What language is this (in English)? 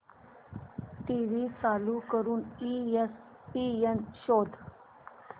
Marathi